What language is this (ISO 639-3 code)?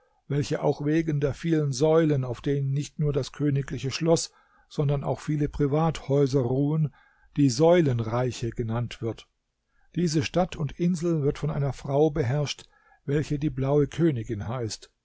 deu